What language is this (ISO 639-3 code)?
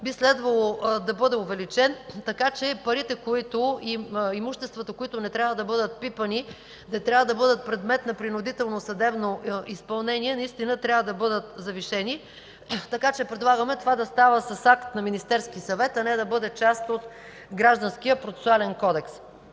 bul